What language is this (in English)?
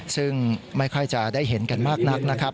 Thai